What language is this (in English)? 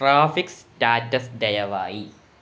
Malayalam